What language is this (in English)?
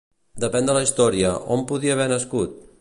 Catalan